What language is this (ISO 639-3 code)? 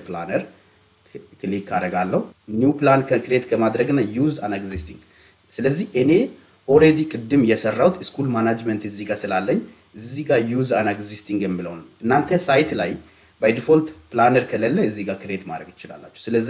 ron